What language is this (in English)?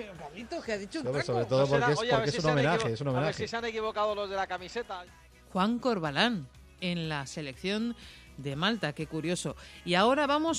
Spanish